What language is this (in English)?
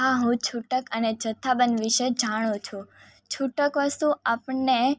Gujarati